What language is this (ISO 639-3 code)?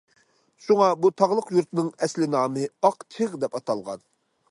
uig